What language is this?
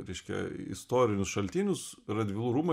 Lithuanian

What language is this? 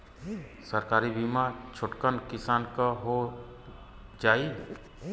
Bhojpuri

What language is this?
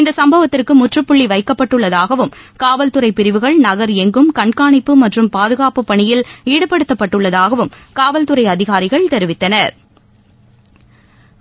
Tamil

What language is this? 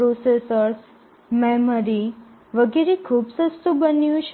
Gujarati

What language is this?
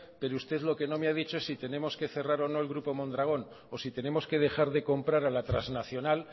Spanish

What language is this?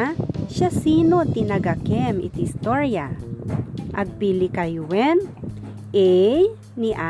Filipino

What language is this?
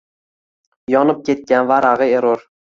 Uzbek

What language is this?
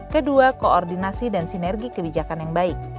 Indonesian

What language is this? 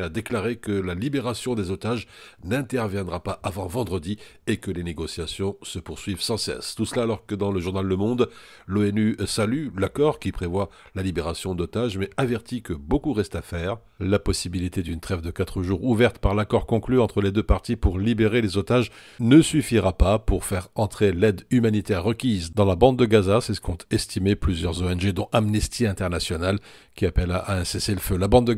French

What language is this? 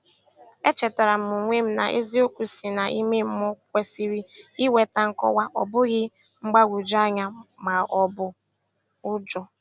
Igbo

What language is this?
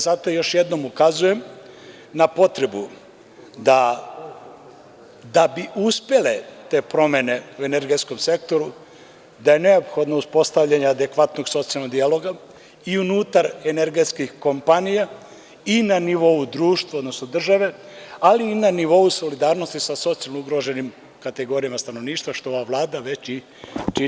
Serbian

